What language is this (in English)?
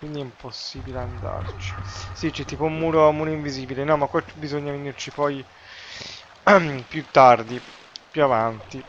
Italian